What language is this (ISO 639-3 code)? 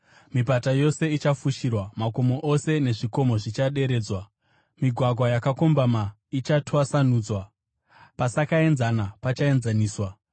sna